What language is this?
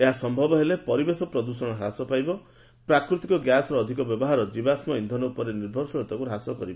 Odia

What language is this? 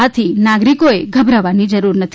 Gujarati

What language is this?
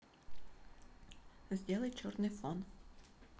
Russian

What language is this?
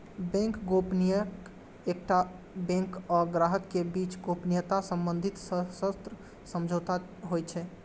Maithili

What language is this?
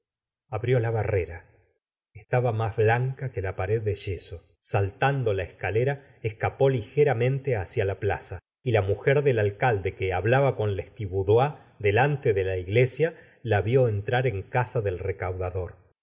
Spanish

